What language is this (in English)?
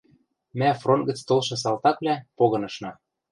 Western Mari